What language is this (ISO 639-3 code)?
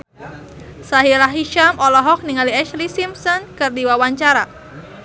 sun